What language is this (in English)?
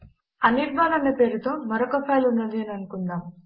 Telugu